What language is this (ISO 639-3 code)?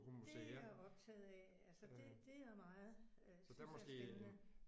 dan